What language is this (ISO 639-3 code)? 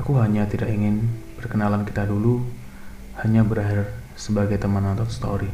ind